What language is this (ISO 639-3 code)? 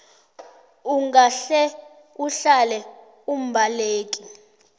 nbl